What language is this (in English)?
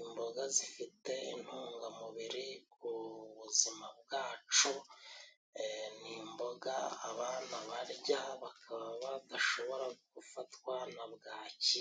Kinyarwanda